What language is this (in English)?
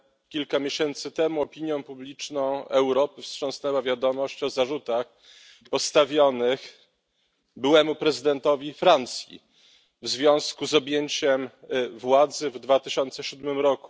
Polish